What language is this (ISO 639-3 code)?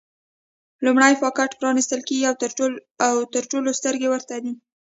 pus